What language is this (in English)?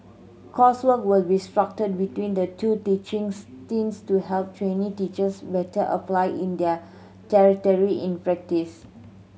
English